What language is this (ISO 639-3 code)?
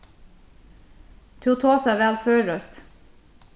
fao